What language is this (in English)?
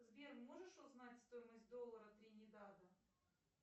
Russian